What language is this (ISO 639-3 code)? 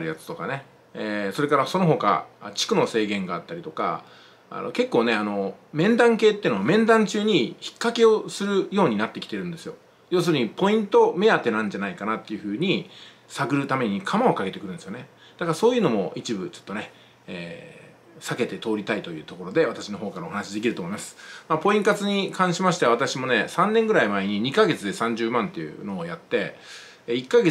jpn